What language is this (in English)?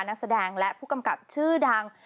Thai